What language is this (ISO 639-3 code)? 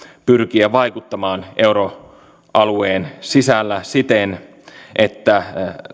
fin